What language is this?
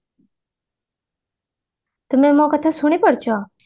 Odia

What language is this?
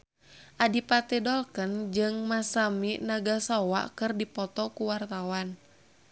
Sundanese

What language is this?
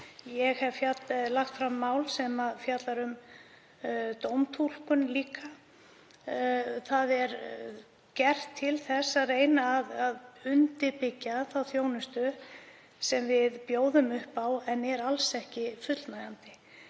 Icelandic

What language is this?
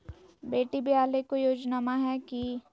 Magahi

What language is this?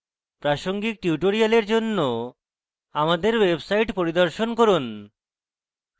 Bangla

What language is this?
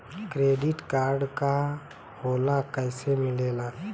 Bhojpuri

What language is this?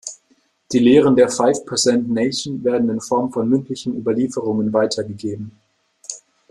German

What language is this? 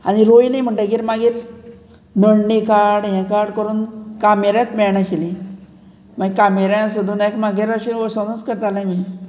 Konkani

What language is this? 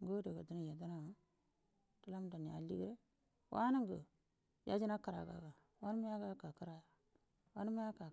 Buduma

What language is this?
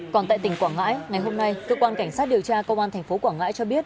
Vietnamese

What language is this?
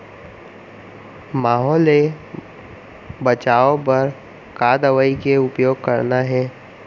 Chhattisgarhi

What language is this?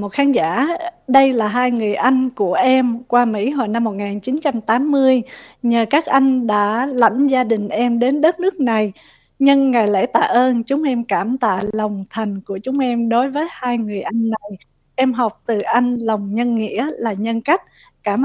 Vietnamese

